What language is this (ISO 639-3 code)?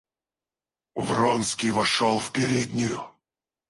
rus